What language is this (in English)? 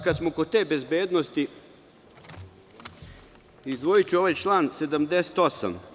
Serbian